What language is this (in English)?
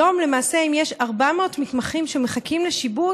Hebrew